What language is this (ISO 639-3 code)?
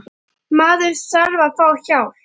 isl